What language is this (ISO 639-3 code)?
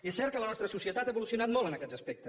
cat